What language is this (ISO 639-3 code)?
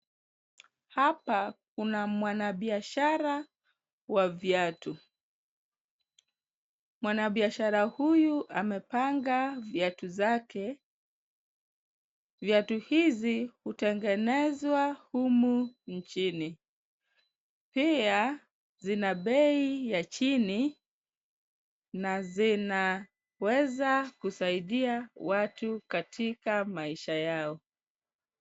swa